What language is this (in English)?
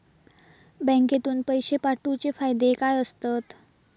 Marathi